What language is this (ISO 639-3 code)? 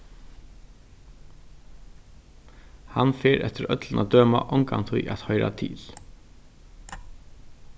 fao